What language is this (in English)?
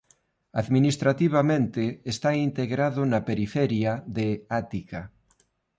Galician